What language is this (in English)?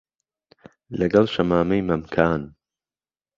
Central Kurdish